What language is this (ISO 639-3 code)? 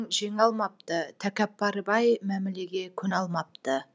kaz